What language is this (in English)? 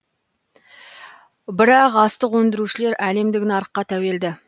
Kazakh